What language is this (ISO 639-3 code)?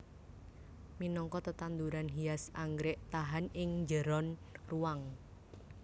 jav